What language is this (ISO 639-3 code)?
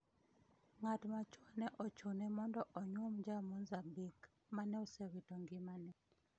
luo